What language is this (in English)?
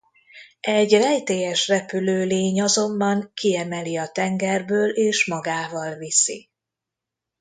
Hungarian